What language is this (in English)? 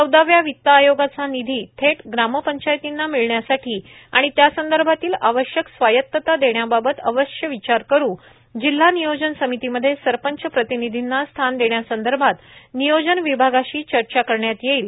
Marathi